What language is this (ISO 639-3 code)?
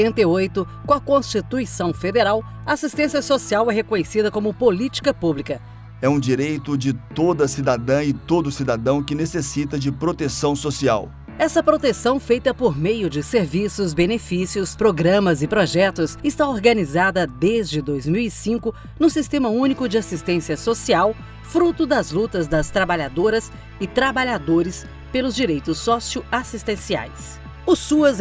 por